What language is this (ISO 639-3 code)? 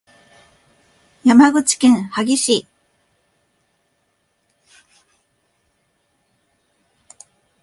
jpn